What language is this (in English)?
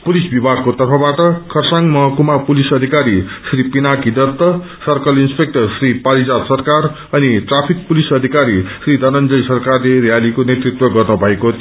Nepali